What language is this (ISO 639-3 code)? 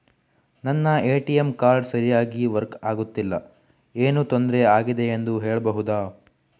kan